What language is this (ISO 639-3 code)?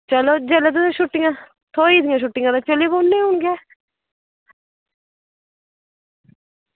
doi